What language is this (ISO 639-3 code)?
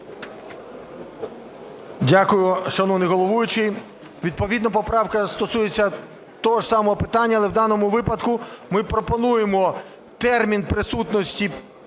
ukr